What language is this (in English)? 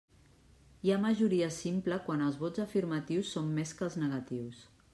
Catalan